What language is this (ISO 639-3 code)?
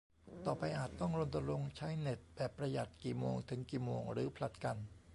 tha